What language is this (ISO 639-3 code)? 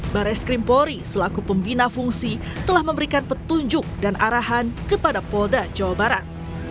ind